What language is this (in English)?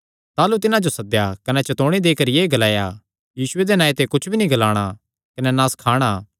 Kangri